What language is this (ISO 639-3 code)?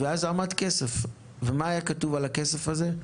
heb